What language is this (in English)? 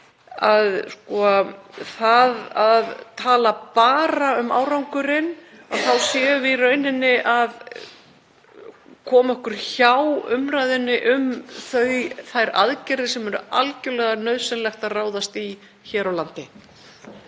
Icelandic